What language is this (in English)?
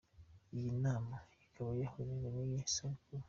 Kinyarwanda